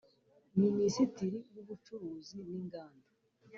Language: Kinyarwanda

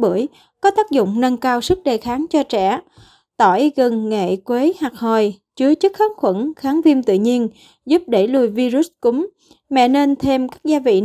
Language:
Vietnamese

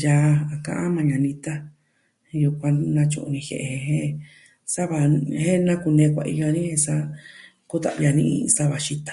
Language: Southwestern Tlaxiaco Mixtec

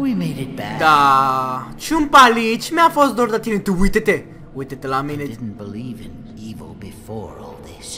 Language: Romanian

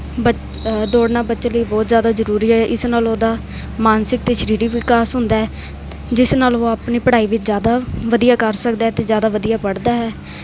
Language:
Punjabi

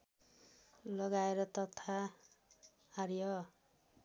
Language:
Nepali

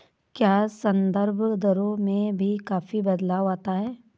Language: Hindi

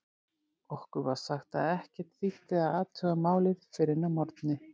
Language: Icelandic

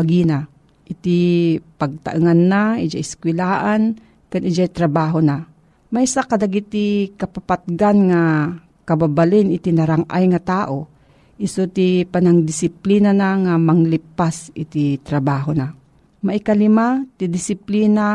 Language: Filipino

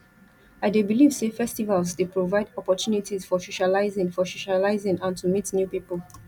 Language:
Nigerian Pidgin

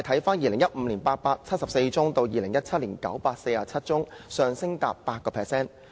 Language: Cantonese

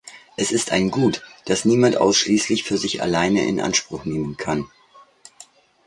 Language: German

